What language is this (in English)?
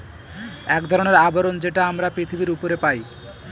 Bangla